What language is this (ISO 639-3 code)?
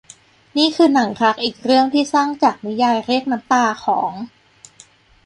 tha